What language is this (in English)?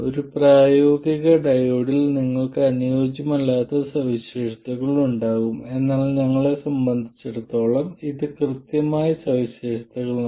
Malayalam